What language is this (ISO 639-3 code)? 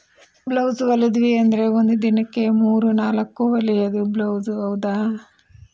kan